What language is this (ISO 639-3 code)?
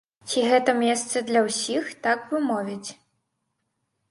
bel